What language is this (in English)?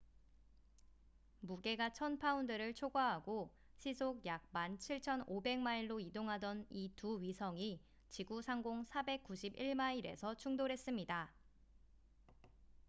Korean